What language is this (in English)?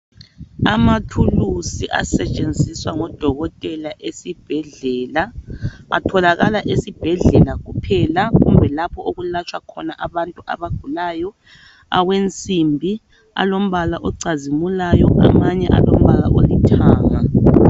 North Ndebele